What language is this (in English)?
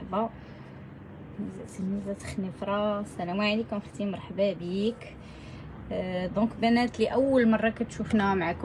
Arabic